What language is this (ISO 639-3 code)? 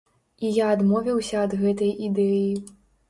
bel